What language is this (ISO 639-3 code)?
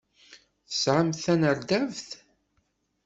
kab